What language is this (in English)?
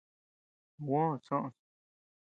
Tepeuxila Cuicatec